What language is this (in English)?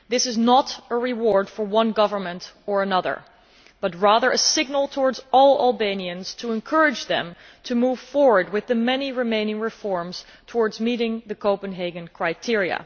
English